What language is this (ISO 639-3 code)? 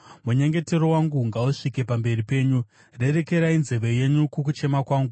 sna